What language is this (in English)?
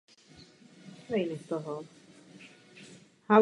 Czech